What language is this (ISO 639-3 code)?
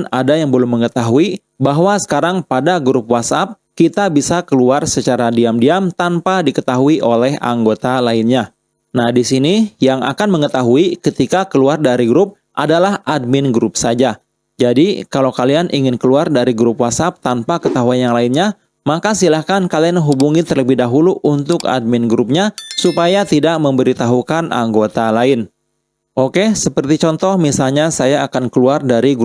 ind